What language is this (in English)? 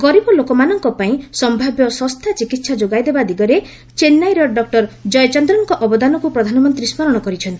Odia